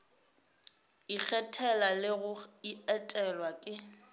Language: Northern Sotho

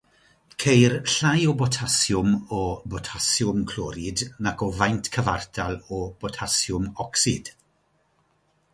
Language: Welsh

